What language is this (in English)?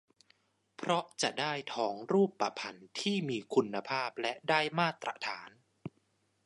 Thai